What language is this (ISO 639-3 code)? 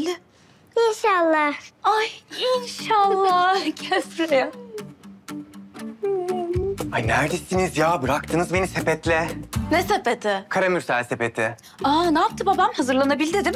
tur